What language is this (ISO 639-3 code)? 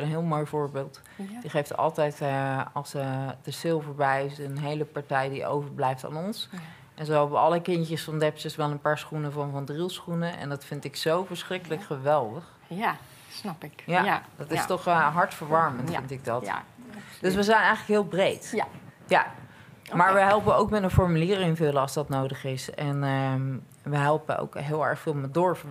nld